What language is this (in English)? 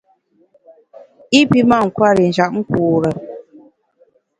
Bamun